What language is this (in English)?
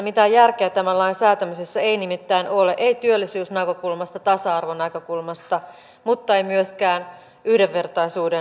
Finnish